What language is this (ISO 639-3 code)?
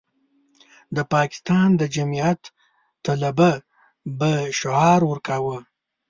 pus